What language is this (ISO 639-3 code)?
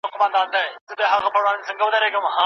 pus